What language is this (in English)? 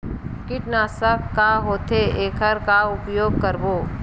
Chhattisgarhi